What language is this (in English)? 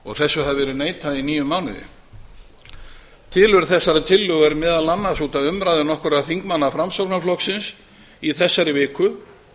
Icelandic